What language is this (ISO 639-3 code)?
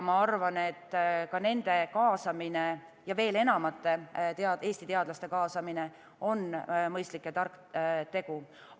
est